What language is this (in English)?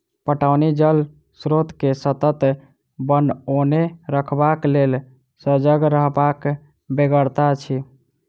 Maithili